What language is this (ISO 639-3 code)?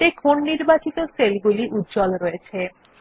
ben